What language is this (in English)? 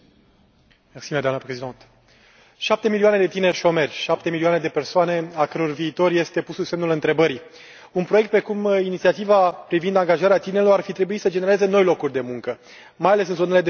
Romanian